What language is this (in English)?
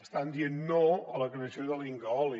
Catalan